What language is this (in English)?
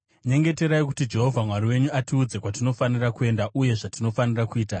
Shona